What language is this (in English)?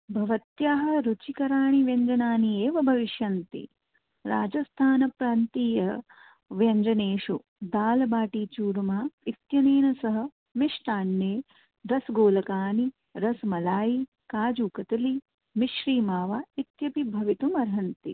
Sanskrit